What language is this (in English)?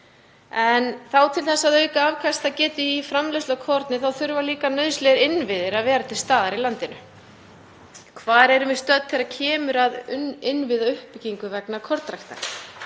Icelandic